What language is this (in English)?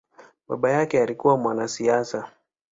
Swahili